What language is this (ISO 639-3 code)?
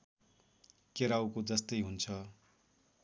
nep